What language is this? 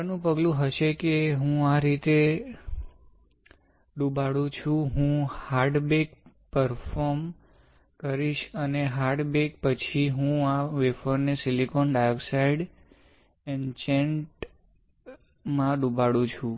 Gujarati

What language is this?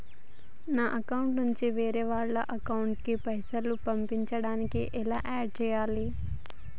Telugu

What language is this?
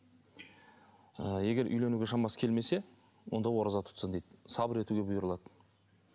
Kazakh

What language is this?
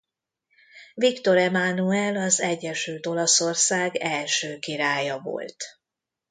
Hungarian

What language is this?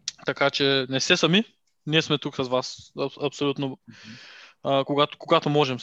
Bulgarian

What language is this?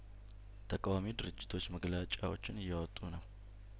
Amharic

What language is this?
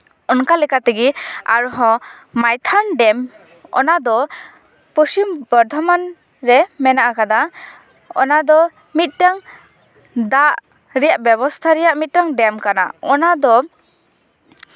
Santali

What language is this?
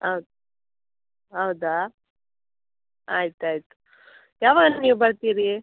Kannada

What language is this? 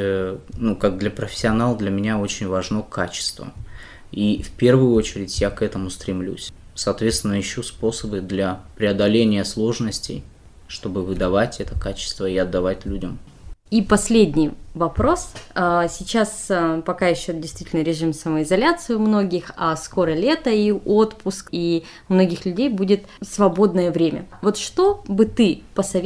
Russian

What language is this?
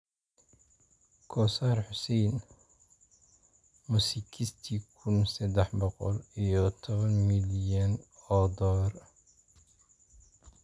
Somali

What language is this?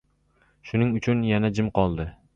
Uzbek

